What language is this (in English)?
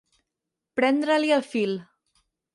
Catalan